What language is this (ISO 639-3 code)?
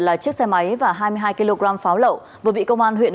vie